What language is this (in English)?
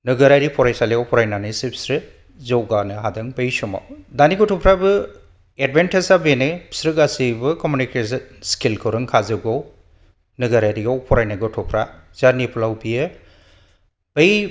Bodo